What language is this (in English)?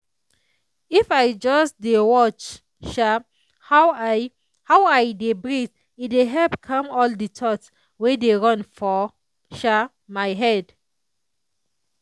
Nigerian Pidgin